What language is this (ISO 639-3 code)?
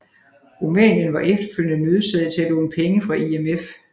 dan